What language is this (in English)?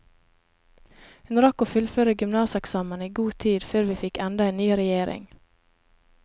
Norwegian